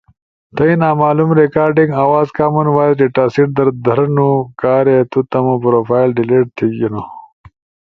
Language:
Ushojo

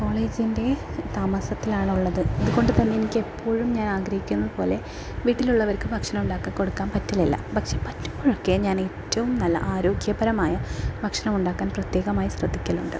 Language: Malayalam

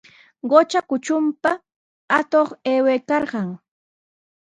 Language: Sihuas Ancash Quechua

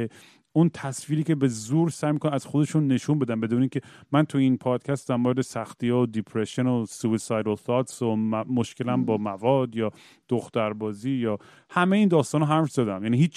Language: Persian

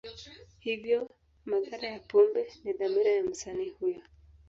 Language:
Swahili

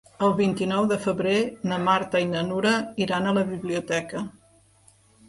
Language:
Catalan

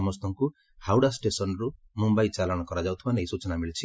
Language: Odia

